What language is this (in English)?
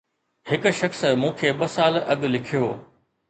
Sindhi